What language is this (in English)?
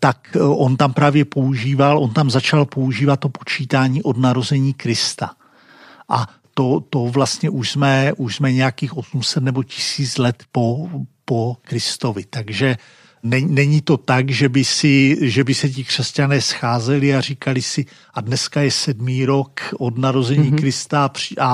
Czech